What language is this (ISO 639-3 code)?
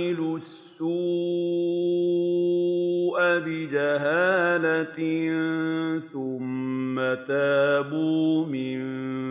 ara